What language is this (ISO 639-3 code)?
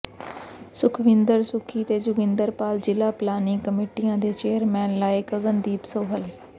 pan